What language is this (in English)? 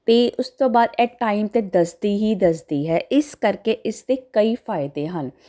Punjabi